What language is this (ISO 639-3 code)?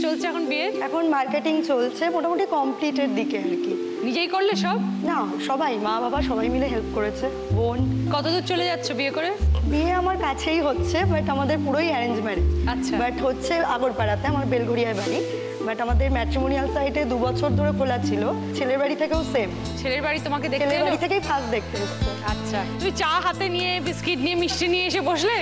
hin